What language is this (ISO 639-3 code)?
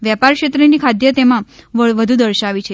guj